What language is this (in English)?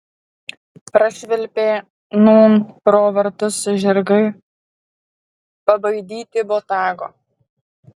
Lithuanian